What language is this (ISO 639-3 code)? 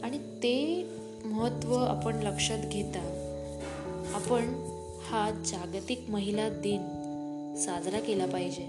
mar